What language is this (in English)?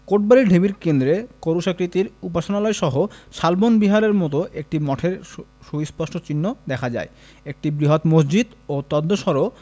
Bangla